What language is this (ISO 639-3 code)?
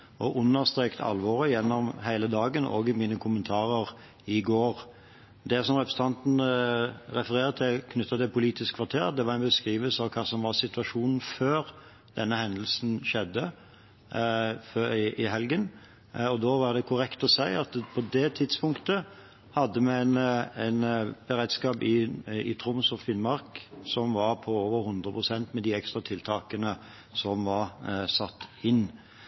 nob